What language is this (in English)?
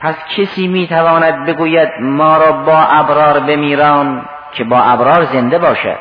Persian